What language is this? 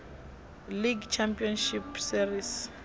Venda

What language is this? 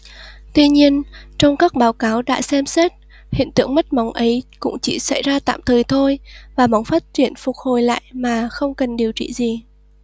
Vietnamese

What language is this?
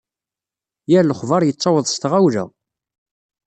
Kabyle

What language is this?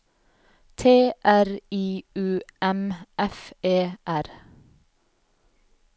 Norwegian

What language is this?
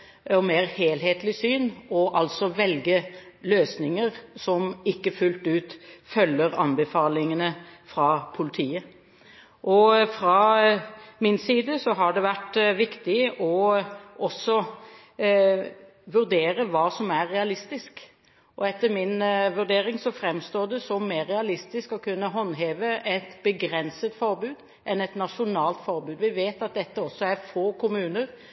Norwegian Bokmål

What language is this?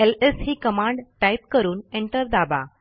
Marathi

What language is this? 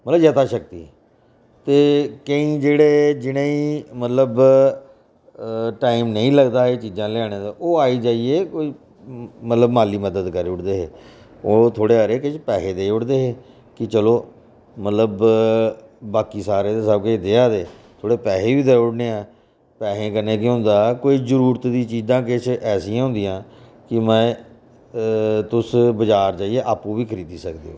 Dogri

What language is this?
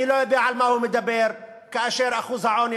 Hebrew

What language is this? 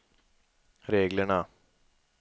Swedish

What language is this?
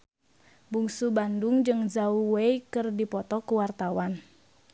Sundanese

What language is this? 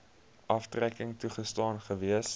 Afrikaans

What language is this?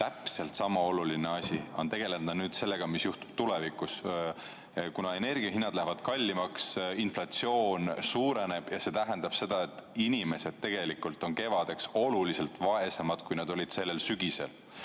Estonian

